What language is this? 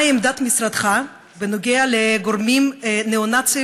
Hebrew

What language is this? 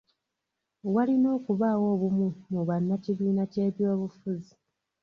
Ganda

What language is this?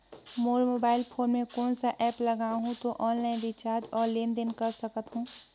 Chhattisgarhi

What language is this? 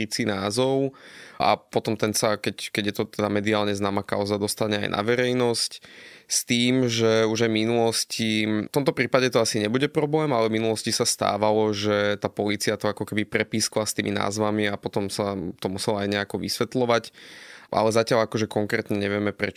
Slovak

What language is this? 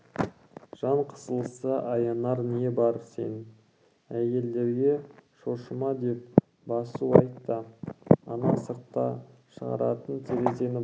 Kazakh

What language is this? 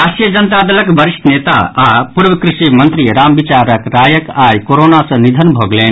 Maithili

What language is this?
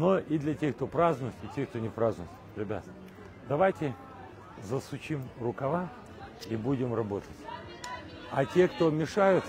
Russian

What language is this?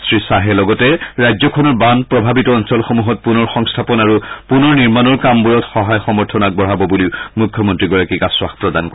Assamese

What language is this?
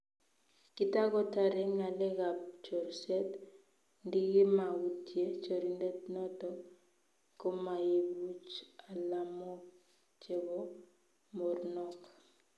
Kalenjin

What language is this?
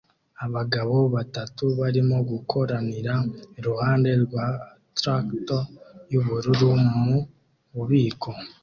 Kinyarwanda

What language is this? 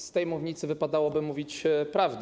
Polish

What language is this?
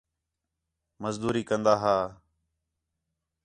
Khetrani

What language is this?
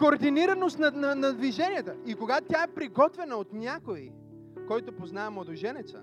Bulgarian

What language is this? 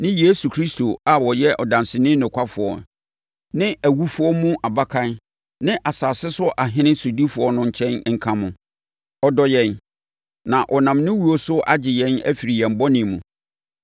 Akan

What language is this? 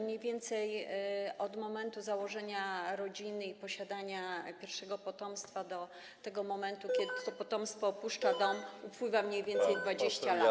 Polish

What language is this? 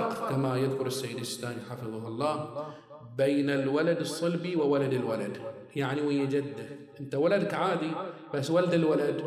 Arabic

